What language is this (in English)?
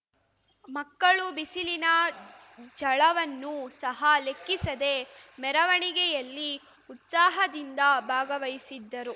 Kannada